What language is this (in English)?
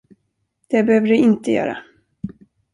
Swedish